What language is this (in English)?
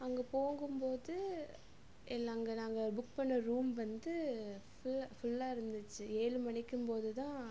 Tamil